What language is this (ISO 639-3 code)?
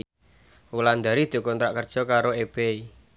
jav